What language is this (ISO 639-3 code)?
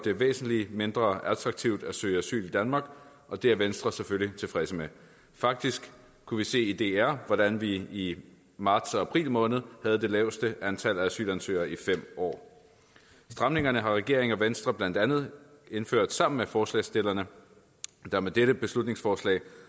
dan